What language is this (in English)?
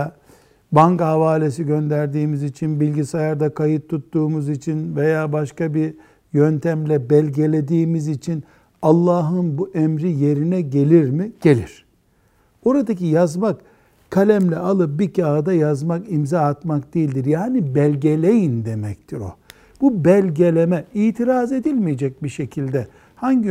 Turkish